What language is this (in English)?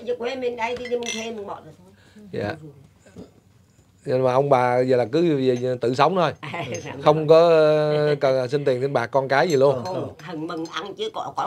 Vietnamese